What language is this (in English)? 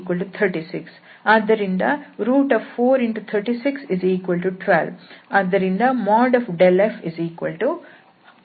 Kannada